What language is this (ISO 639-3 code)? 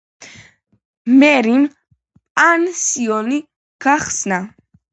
kat